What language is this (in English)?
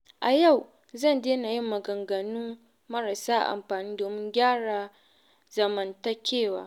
Hausa